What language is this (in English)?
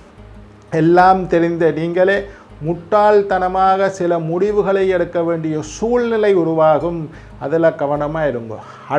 Indonesian